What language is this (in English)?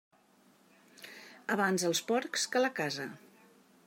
Catalan